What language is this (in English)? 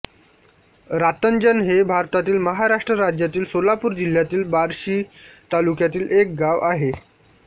Marathi